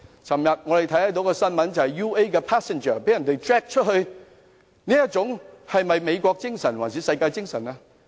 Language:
Cantonese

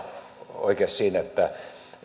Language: Finnish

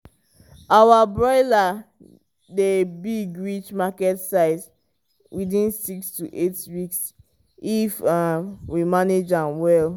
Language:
Nigerian Pidgin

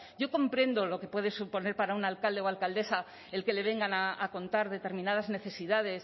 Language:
Spanish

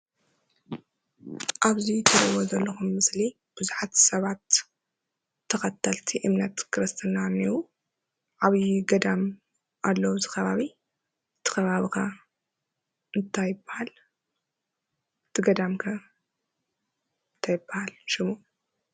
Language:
Tigrinya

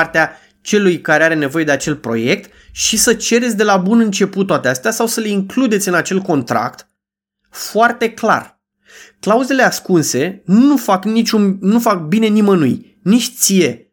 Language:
Romanian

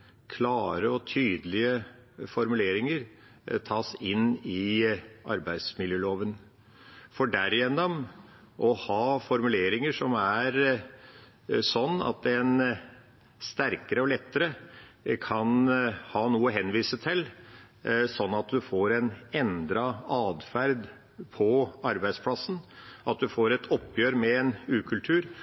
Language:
Norwegian Bokmål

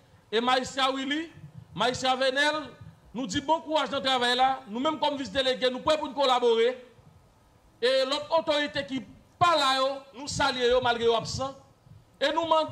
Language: French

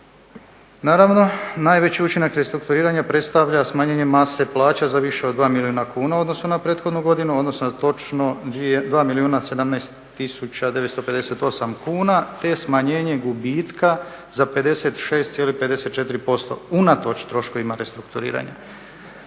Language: Croatian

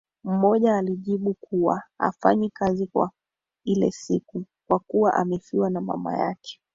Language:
Swahili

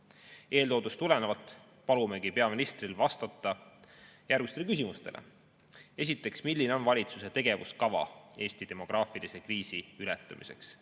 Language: Estonian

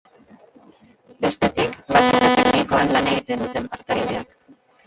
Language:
Basque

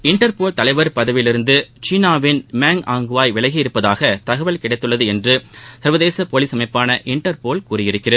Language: Tamil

